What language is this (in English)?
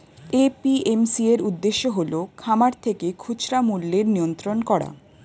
Bangla